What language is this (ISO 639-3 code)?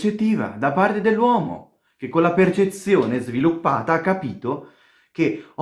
ita